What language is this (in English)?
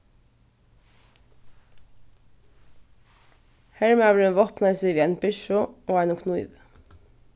Faroese